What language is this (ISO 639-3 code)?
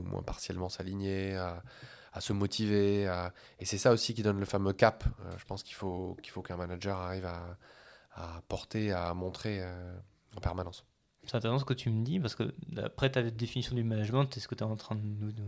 fra